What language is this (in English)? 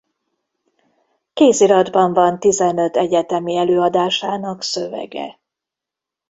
Hungarian